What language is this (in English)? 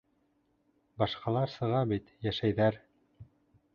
Bashkir